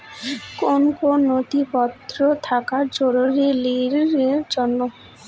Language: Bangla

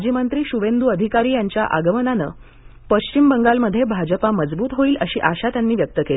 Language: Marathi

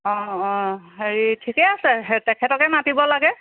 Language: Assamese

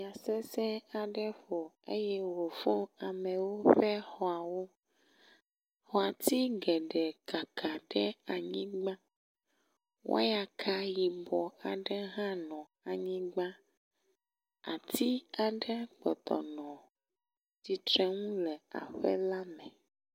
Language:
Ewe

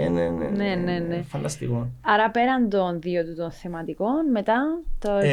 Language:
Greek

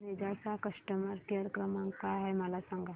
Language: Marathi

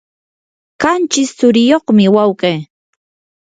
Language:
Yanahuanca Pasco Quechua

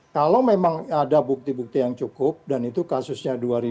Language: Indonesian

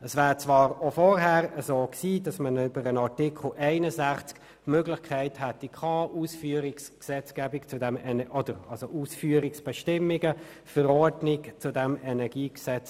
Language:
Swiss German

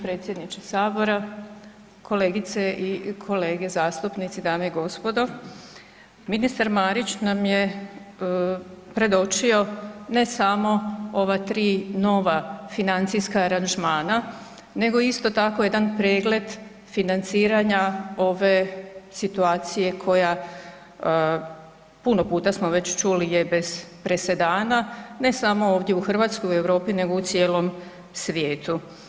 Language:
Croatian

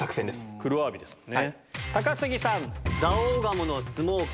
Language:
Japanese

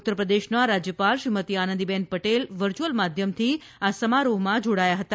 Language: Gujarati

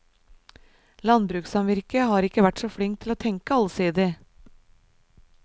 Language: Norwegian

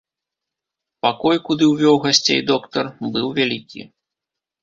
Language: Belarusian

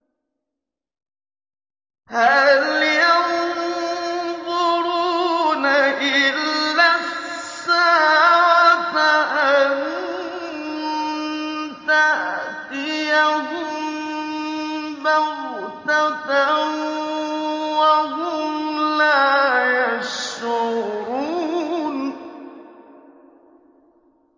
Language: Arabic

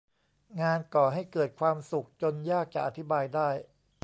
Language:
Thai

